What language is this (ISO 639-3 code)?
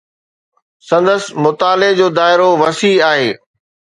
snd